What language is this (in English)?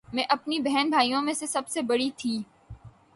Urdu